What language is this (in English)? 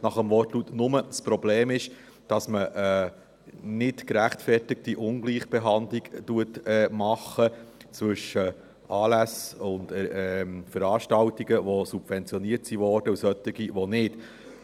Swiss German